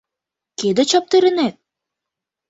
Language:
Mari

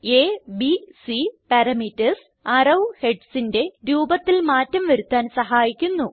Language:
Malayalam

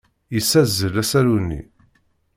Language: Kabyle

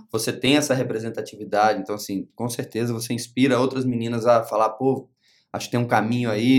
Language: Portuguese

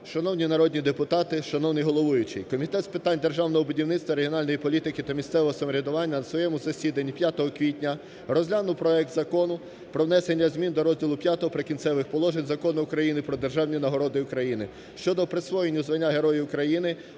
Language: Ukrainian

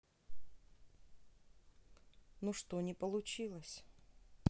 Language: Russian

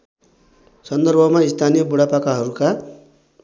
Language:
Nepali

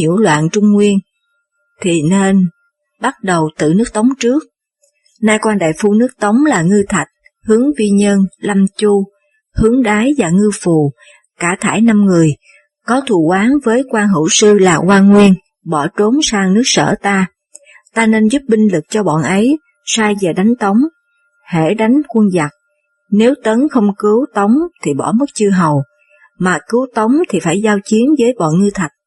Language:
Vietnamese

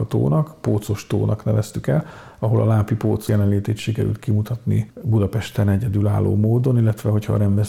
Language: Hungarian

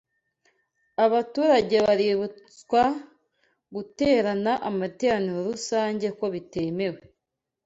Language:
Kinyarwanda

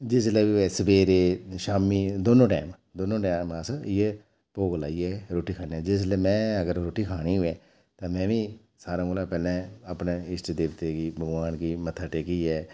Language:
Dogri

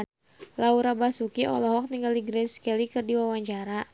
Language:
Sundanese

